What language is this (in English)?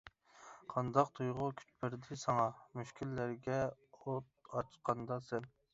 Uyghur